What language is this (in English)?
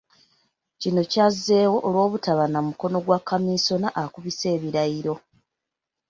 Ganda